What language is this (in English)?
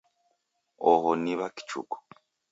Taita